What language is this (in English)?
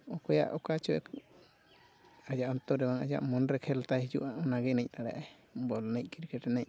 Santali